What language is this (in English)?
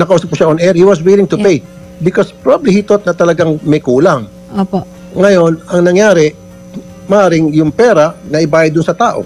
Filipino